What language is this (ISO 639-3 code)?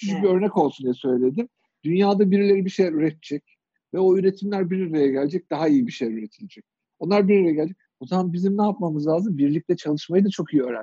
tur